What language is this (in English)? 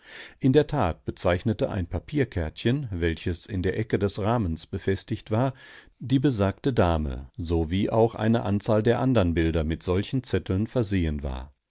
German